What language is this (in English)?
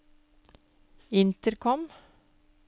Norwegian